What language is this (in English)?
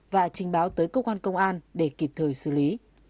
Vietnamese